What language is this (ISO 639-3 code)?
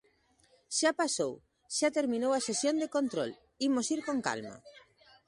glg